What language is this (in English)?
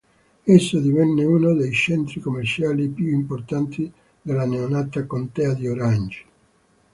Italian